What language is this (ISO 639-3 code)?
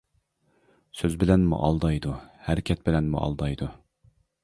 uig